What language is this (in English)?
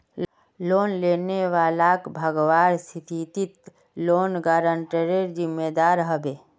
Magahi